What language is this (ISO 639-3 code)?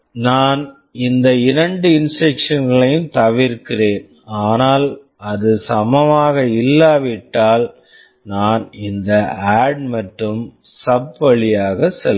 tam